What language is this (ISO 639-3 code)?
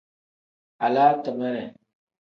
kdh